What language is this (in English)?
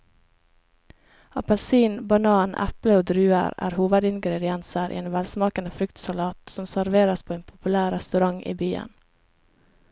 Norwegian